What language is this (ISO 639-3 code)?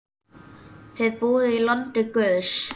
isl